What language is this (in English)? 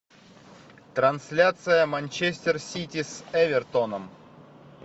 Russian